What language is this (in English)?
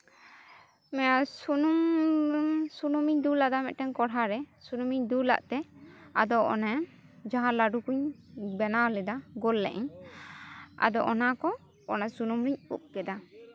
Santali